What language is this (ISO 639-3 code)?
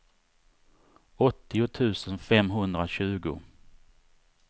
swe